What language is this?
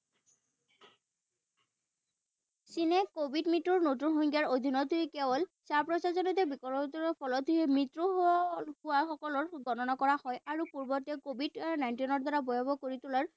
Assamese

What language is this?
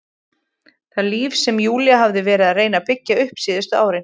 Icelandic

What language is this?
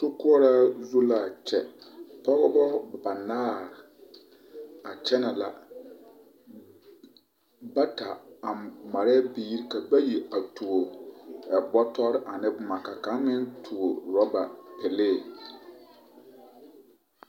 Southern Dagaare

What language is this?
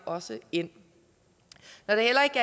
Danish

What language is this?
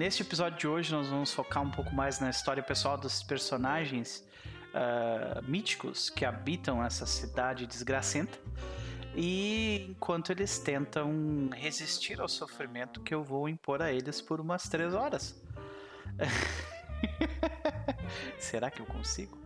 Portuguese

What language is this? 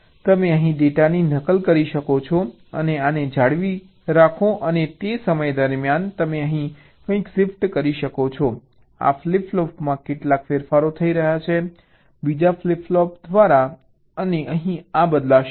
Gujarati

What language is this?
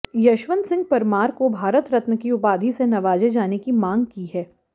Hindi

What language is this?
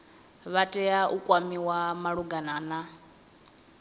Venda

